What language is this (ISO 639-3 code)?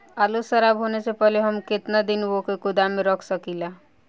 bho